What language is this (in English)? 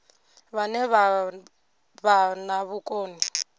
Venda